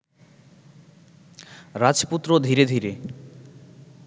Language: Bangla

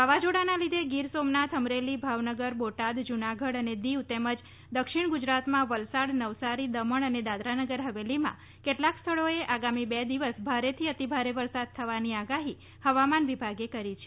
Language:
Gujarati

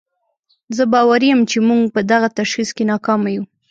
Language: Pashto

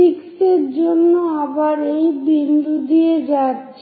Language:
Bangla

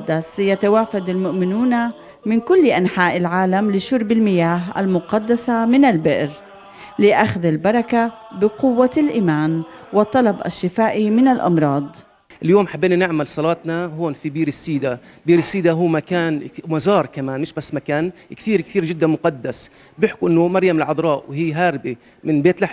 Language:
Arabic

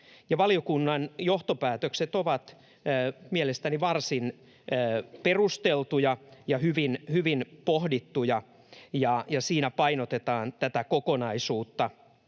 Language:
Finnish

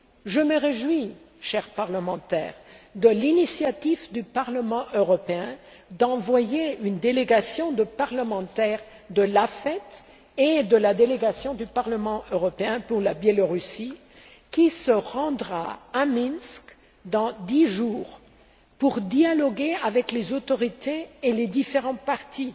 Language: French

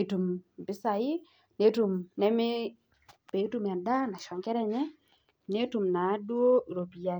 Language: Masai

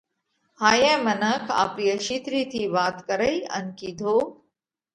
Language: Parkari Koli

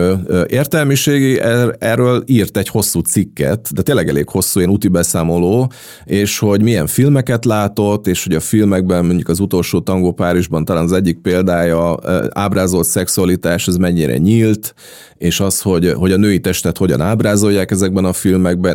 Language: Hungarian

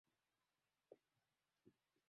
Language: Swahili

